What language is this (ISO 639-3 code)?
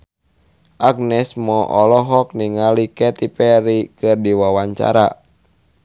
sun